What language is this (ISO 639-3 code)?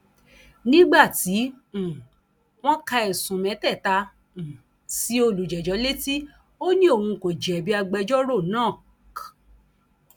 yor